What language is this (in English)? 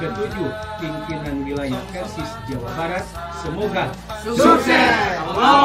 Indonesian